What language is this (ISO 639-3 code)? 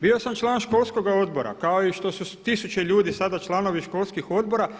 hrv